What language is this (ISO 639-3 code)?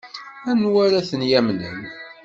kab